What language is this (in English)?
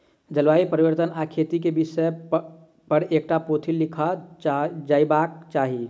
Maithili